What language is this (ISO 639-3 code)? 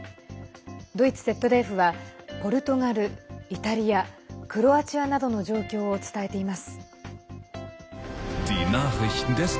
jpn